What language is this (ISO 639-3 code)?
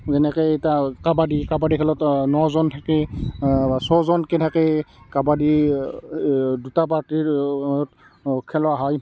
asm